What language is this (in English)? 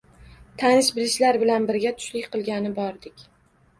Uzbek